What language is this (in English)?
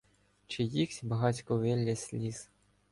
Ukrainian